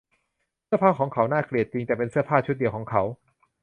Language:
Thai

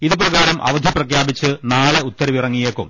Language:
Malayalam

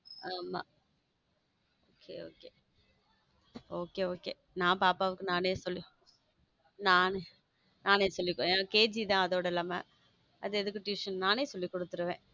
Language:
Tamil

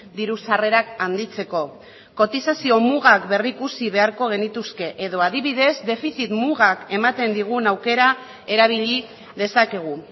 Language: Basque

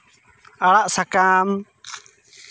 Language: Santali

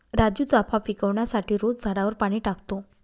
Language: Marathi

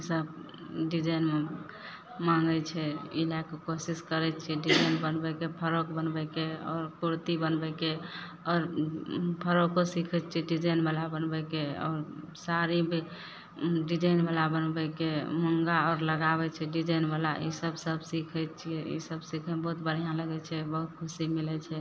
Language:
Maithili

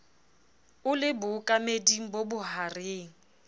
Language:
Southern Sotho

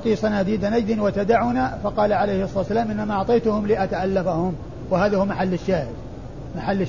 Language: Arabic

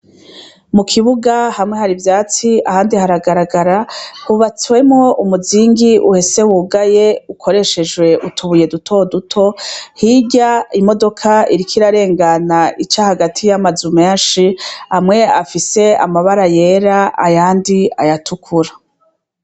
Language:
Rundi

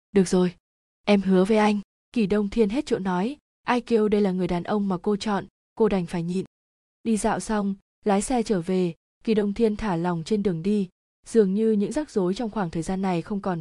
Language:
Vietnamese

